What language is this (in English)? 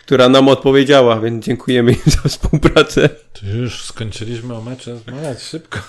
Polish